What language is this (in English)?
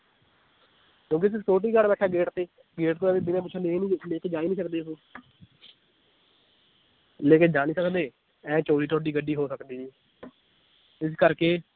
Punjabi